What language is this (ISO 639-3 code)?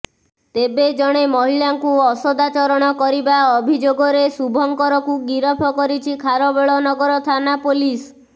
ori